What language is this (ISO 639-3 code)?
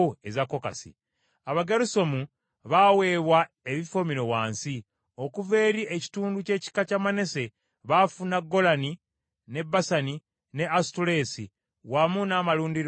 lug